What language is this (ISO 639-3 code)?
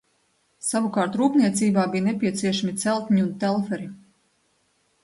lav